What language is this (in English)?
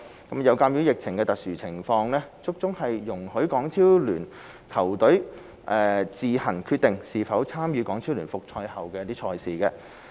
Cantonese